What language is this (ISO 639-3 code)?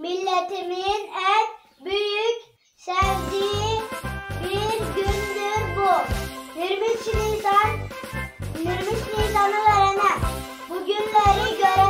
tur